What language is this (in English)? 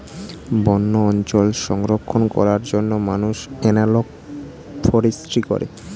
Bangla